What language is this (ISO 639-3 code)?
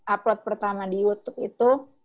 ind